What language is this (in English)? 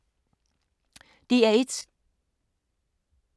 Danish